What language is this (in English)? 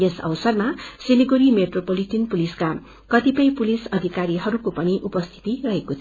Nepali